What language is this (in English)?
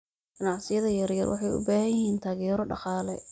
Somali